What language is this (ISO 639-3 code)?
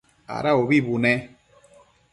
mcf